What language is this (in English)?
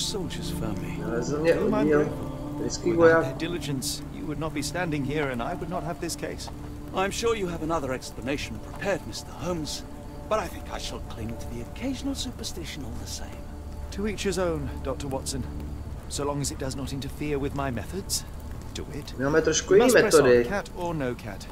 Czech